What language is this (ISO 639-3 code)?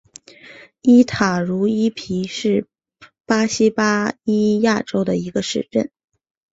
zho